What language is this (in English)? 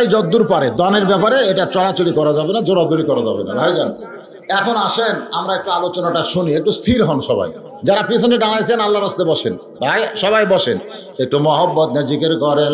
Bangla